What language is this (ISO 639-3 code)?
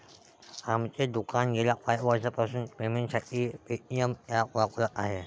mar